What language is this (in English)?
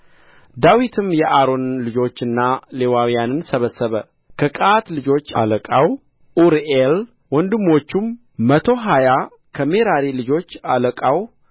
Amharic